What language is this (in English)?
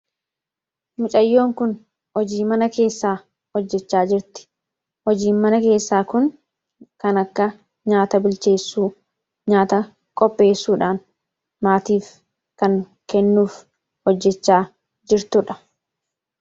Oromo